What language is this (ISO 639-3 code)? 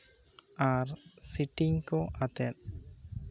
sat